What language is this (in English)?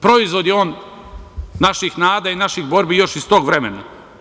Serbian